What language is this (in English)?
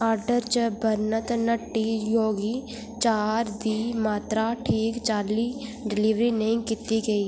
Dogri